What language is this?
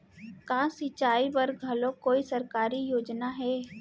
Chhattisgarhi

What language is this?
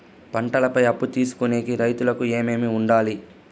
Telugu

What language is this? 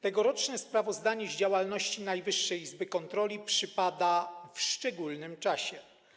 Polish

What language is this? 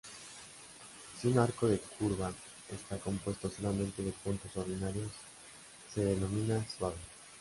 Spanish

